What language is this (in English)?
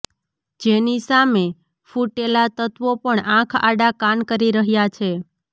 Gujarati